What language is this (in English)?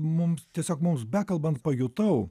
Lithuanian